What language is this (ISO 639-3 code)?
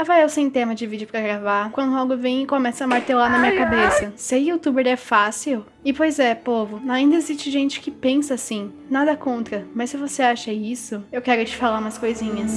por